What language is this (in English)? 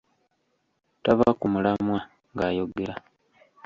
Ganda